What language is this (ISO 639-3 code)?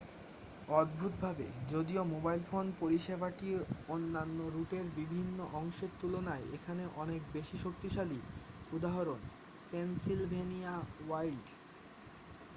ben